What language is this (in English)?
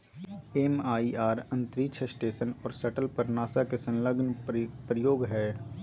Magahi